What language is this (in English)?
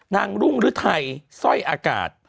Thai